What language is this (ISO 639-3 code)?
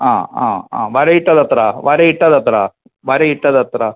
mal